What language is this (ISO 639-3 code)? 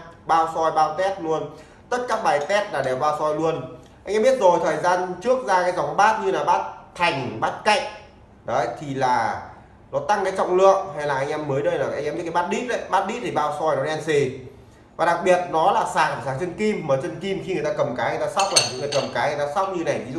vie